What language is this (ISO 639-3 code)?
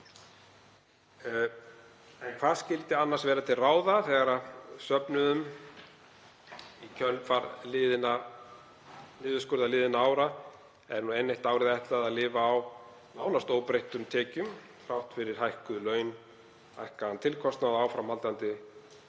isl